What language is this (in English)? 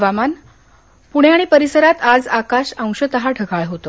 Marathi